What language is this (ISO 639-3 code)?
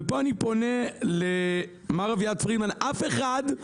heb